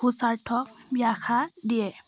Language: Assamese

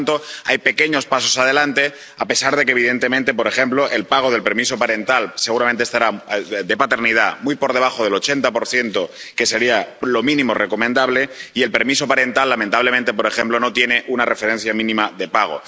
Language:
Spanish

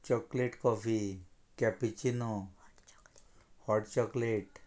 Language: Konkani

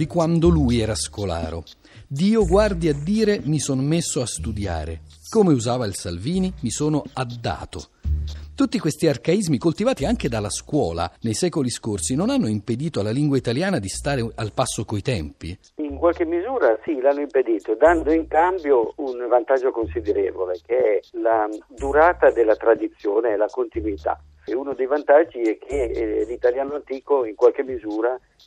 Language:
Italian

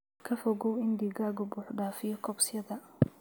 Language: Somali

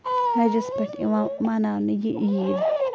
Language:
Kashmiri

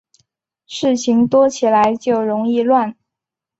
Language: Chinese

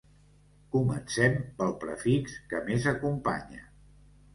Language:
Catalan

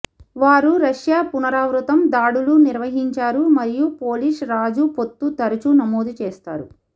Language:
Telugu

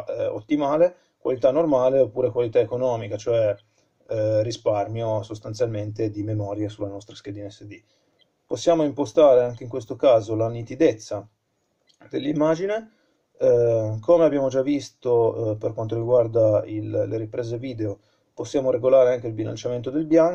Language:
Italian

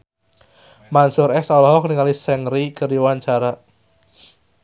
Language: Sundanese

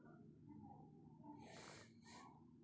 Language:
Maithili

